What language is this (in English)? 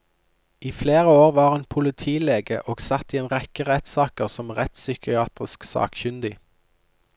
Norwegian